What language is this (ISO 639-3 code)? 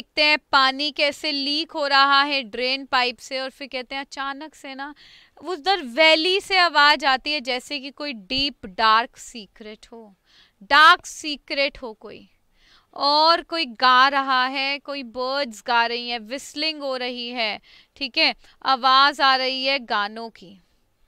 hin